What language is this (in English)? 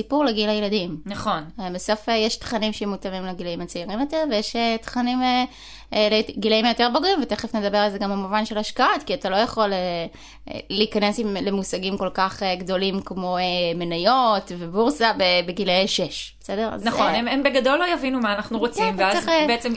Hebrew